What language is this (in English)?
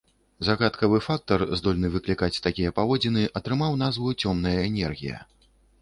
Belarusian